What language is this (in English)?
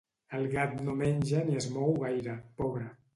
Catalan